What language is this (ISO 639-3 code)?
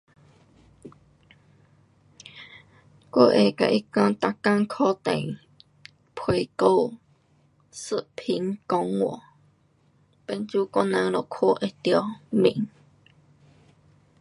cpx